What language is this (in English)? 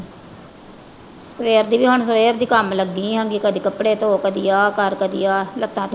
Punjabi